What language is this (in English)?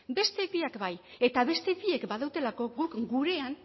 Basque